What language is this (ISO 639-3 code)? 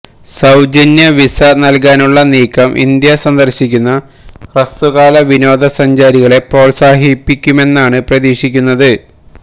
mal